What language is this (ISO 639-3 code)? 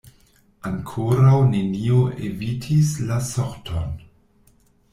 epo